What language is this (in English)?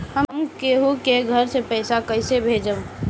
Bhojpuri